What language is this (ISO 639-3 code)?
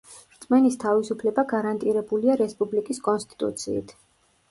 kat